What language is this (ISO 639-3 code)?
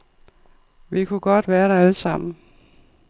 dan